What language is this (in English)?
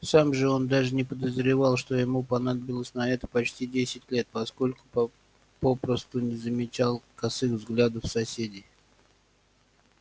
Russian